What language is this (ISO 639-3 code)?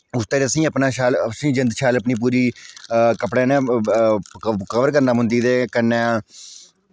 doi